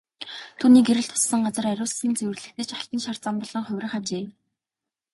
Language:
Mongolian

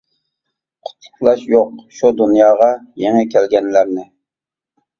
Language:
Uyghur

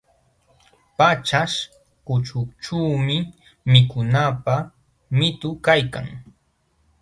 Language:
Jauja Wanca Quechua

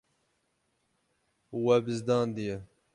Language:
Kurdish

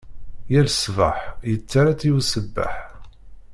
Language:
Kabyle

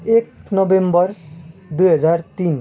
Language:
Nepali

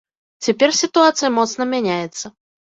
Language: Belarusian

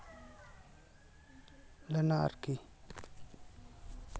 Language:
Santali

